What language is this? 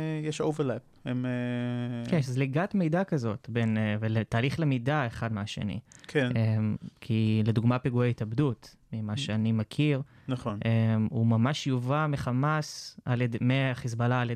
Hebrew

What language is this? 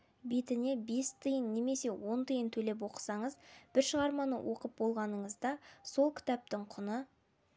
Kazakh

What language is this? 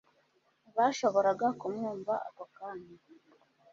Kinyarwanda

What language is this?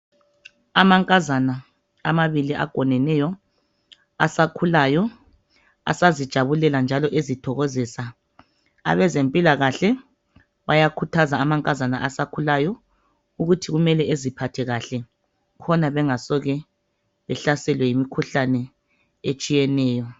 North Ndebele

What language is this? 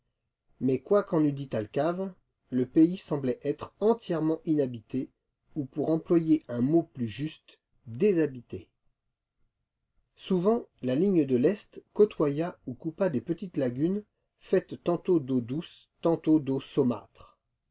French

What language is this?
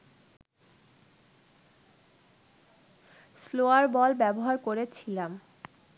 Bangla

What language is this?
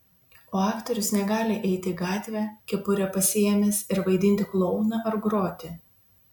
Lithuanian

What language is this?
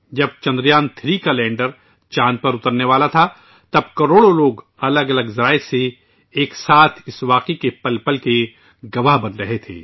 Urdu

